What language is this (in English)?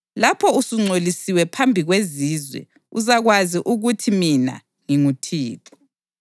North Ndebele